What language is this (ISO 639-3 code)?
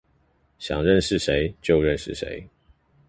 zho